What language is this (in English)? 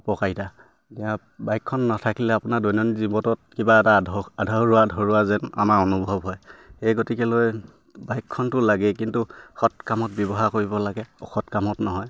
Assamese